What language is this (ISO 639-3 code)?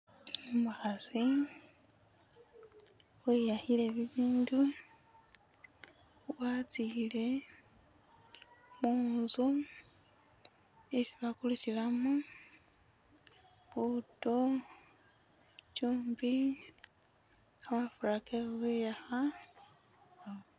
myx